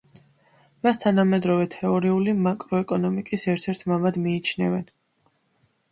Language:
Georgian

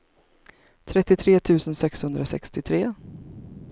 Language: Swedish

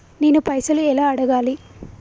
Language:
Telugu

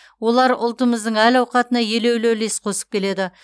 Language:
Kazakh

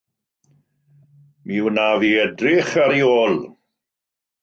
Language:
Welsh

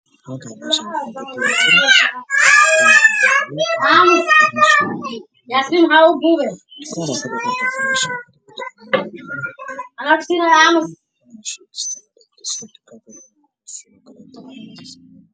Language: Somali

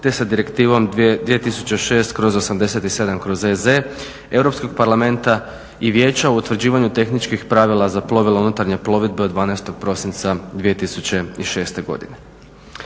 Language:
Croatian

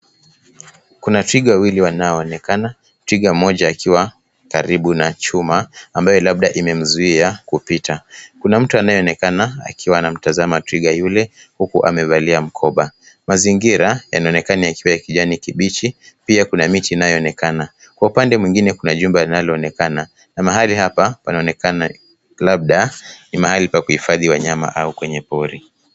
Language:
Swahili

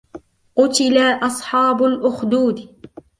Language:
Arabic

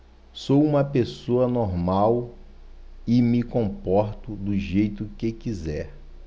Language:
Portuguese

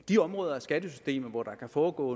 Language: Danish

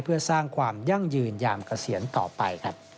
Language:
Thai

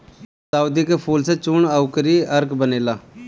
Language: Bhojpuri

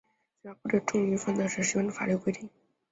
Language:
Chinese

